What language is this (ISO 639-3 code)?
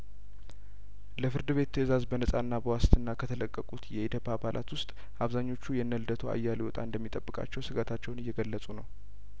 amh